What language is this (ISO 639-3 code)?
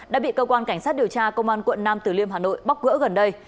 vie